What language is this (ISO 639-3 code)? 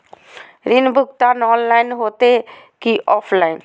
mag